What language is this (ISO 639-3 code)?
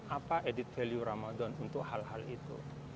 ind